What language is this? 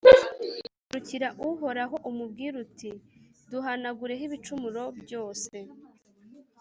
Kinyarwanda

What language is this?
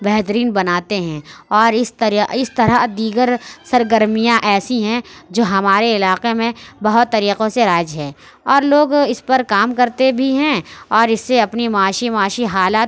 Urdu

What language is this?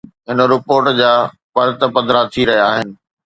Sindhi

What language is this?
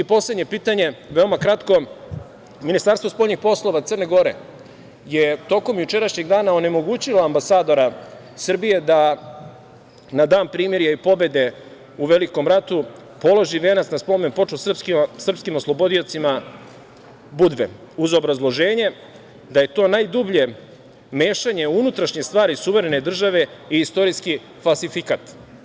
Serbian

